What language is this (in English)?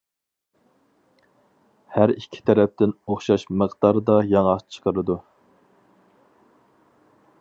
Uyghur